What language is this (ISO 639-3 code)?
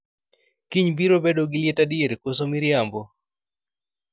luo